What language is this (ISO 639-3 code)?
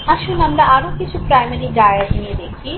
ben